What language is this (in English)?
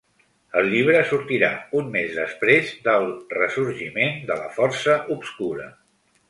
Catalan